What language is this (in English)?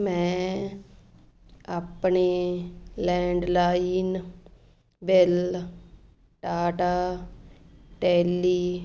Punjabi